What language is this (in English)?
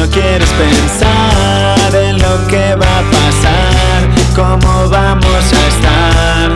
Hungarian